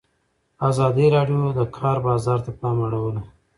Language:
Pashto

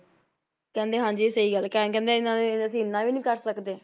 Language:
Punjabi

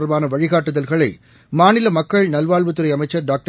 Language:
Tamil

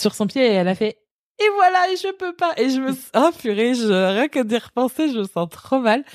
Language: French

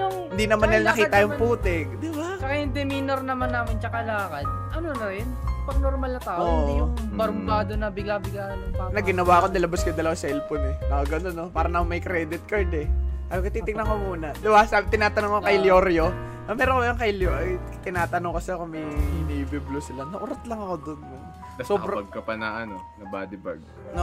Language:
Filipino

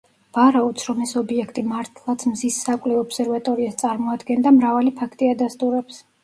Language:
Georgian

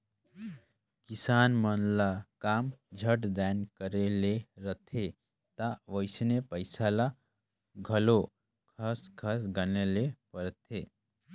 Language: Chhattisgarhi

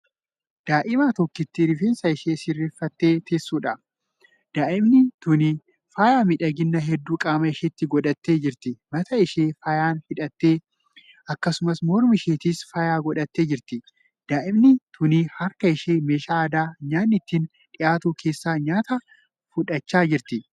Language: Oromo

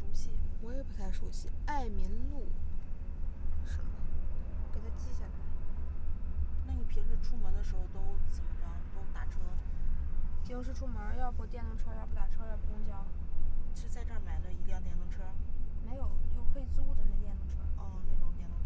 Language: Chinese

